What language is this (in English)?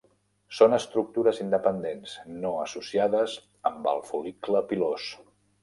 Catalan